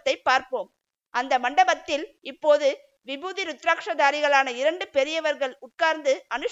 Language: Tamil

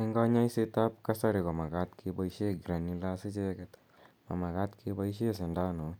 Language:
Kalenjin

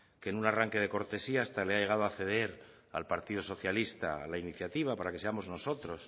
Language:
Spanish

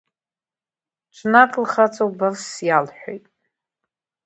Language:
Abkhazian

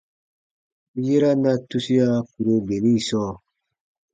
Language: Baatonum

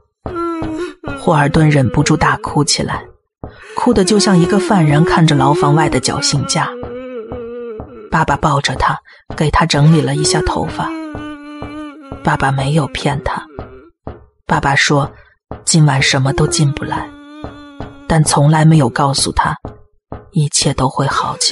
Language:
Chinese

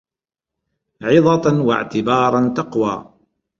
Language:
Arabic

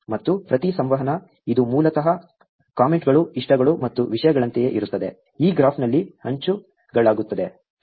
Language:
Kannada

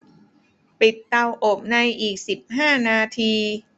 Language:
Thai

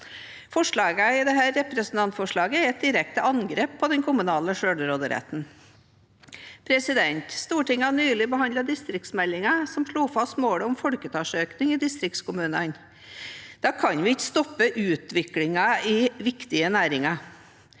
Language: Norwegian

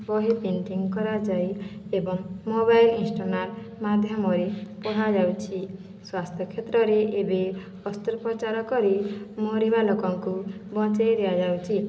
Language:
Odia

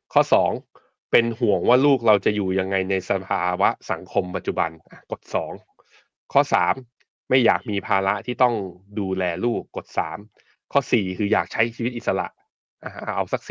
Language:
Thai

